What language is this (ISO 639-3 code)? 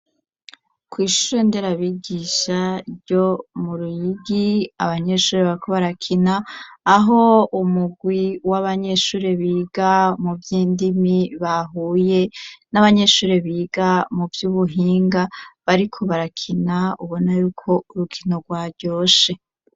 run